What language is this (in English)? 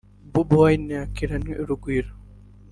Kinyarwanda